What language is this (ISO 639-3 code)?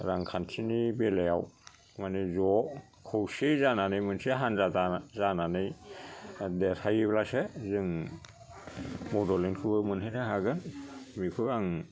brx